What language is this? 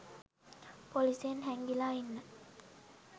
Sinhala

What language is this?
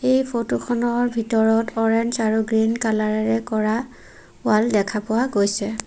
Assamese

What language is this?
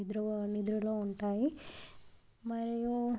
Telugu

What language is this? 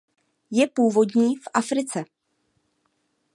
Czech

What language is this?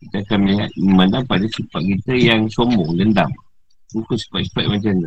Malay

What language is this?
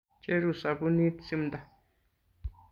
Kalenjin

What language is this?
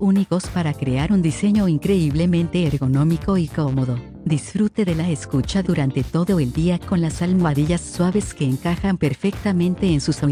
Spanish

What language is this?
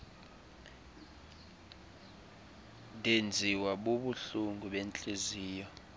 Xhosa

